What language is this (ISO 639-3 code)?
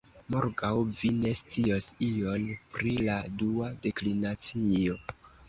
epo